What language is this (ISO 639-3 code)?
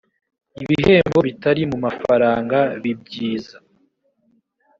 kin